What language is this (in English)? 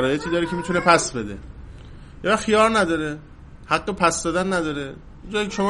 Persian